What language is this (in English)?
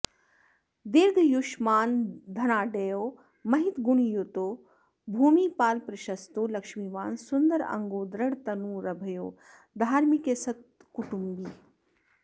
Sanskrit